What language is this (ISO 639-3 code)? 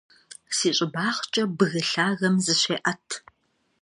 kbd